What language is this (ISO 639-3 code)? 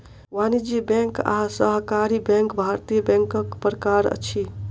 mai